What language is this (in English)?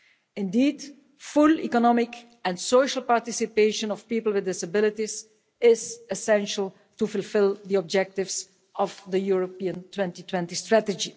English